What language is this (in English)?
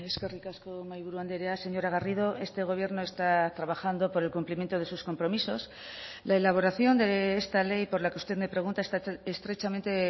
Spanish